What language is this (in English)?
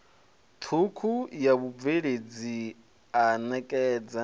Venda